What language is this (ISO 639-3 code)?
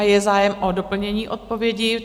ces